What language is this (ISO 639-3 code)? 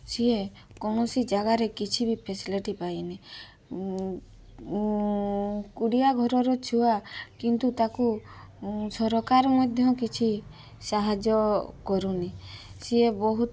ori